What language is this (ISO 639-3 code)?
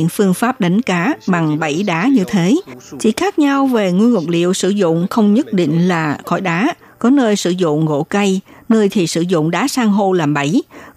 vie